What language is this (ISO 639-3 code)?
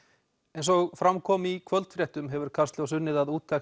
isl